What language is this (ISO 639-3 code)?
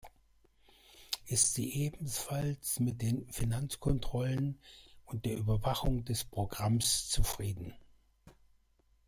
deu